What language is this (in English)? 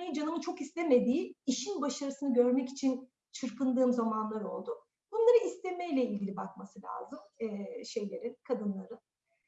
Turkish